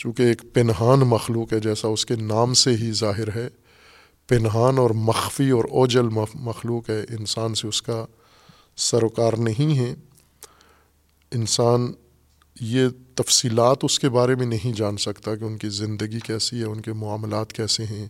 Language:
Urdu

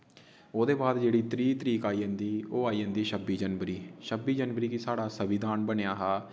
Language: Dogri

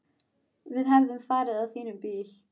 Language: Icelandic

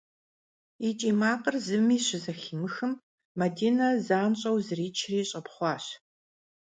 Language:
Kabardian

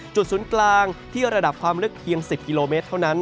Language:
Thai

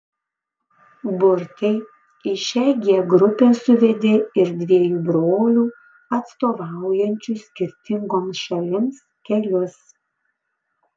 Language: Lithuanian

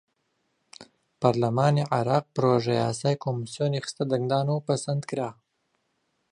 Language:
Central Kurdish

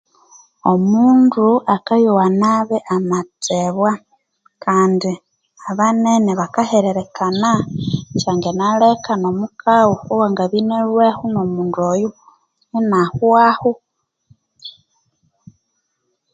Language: Konzo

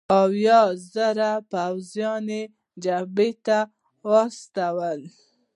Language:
Pashto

